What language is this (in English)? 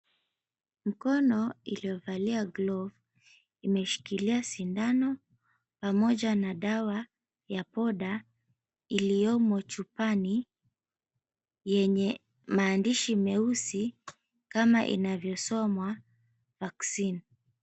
Swahili